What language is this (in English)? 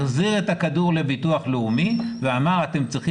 Hebrew